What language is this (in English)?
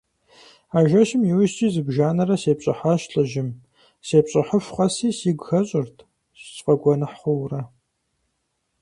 Kabardian